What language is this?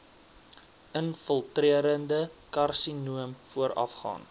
Afrikaans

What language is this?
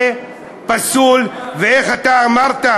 Hebrew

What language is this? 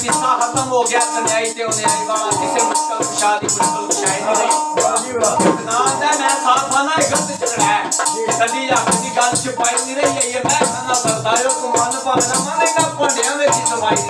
Arabic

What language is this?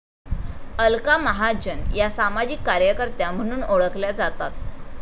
Marathi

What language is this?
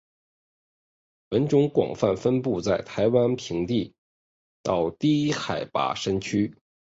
Chinese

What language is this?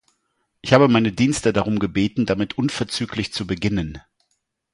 German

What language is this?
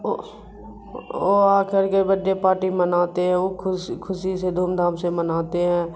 Urdu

